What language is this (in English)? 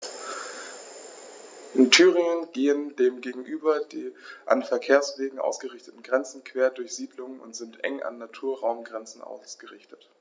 German